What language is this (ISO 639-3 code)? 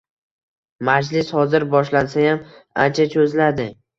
uzb